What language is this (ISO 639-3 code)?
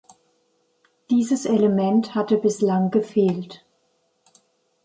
deu